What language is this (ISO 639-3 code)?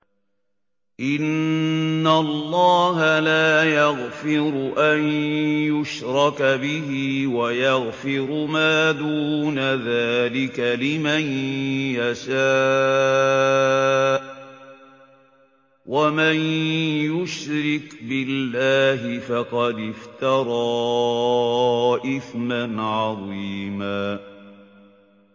ara